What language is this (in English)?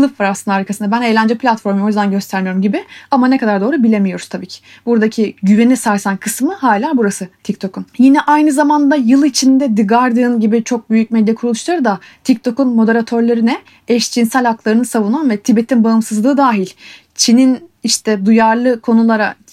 Turkish